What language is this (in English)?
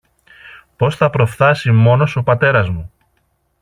Greek